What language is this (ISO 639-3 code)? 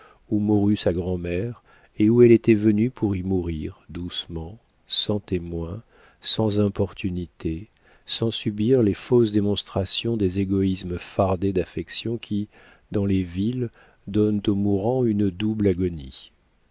fra